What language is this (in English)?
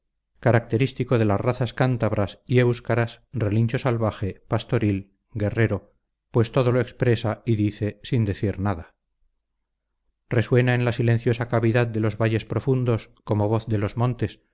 Spanish